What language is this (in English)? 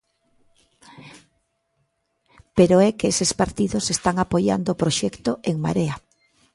Galician